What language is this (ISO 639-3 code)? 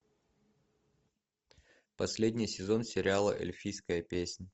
rus